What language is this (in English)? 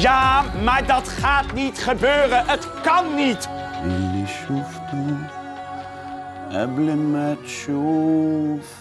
Dutch